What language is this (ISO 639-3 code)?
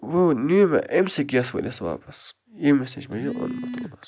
kas